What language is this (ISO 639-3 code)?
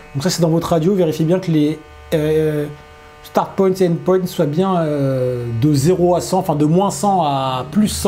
fra